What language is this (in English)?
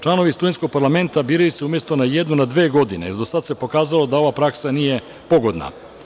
Serbian